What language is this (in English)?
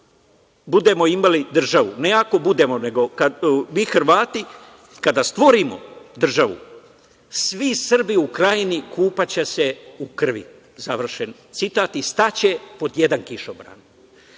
Serbian